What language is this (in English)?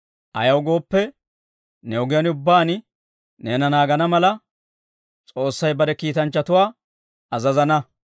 Dawro